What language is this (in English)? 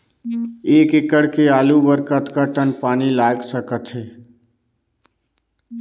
Chhattisgarhi